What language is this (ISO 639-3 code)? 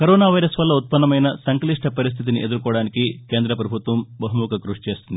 tel